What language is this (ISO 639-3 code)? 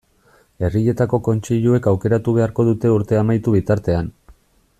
eus